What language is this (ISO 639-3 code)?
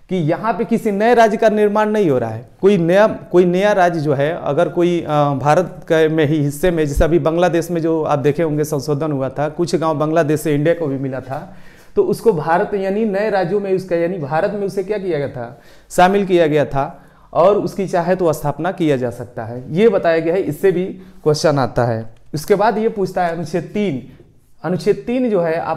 hin